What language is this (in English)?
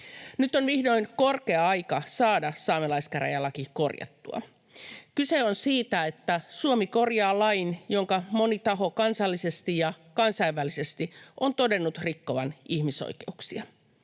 Finnish